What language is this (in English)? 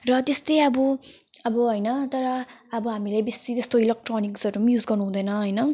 Nepali